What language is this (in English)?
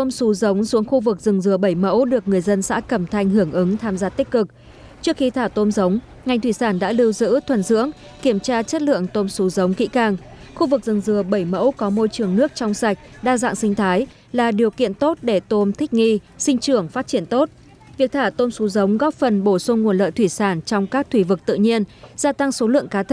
Vietnamese